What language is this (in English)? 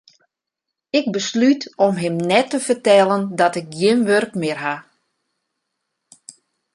Western Frisian